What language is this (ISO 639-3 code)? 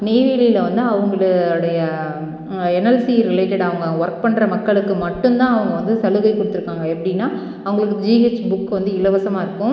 tam